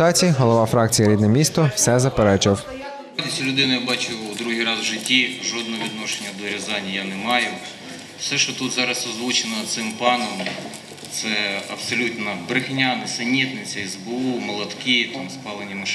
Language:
Ukrainian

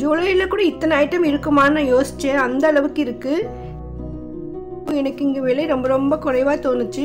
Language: Tamil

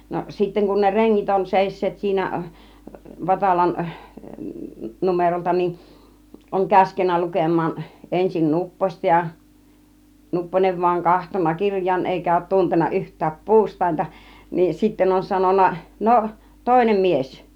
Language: Finnish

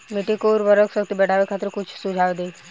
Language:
Bhojpuri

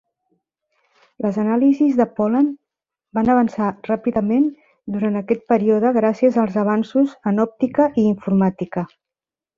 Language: Catalan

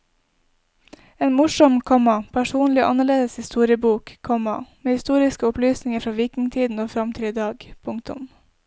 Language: Norwegian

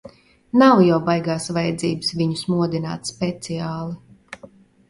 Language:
Latvian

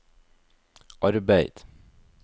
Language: Norwegian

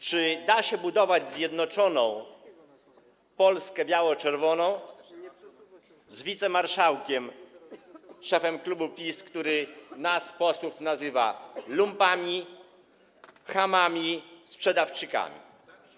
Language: Polish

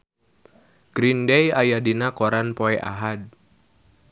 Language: Sundanese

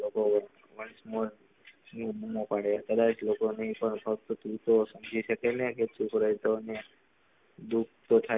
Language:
Gujarati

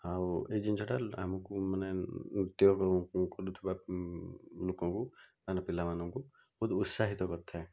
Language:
Odia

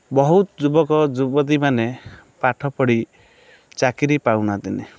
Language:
Odia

